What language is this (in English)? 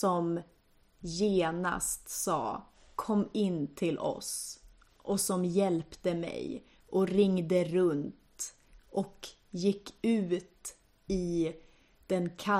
Swedish